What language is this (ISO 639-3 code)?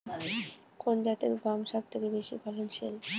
ben